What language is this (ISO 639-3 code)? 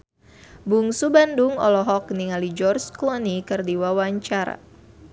sun